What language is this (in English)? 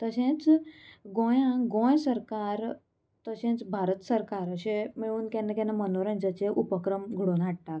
Konkani